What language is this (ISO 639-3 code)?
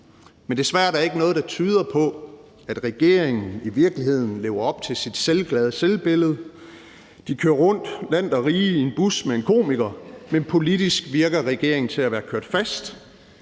dan